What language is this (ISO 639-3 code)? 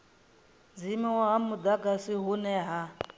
ven